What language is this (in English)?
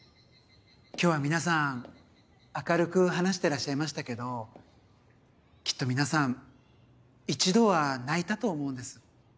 Japanese